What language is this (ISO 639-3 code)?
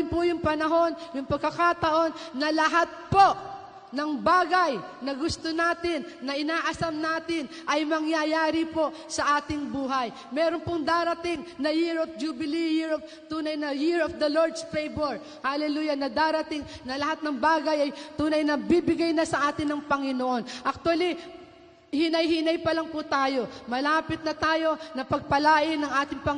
fil